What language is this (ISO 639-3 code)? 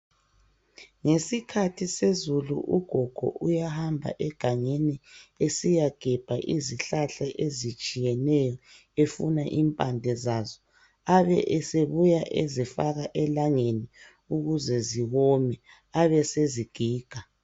nde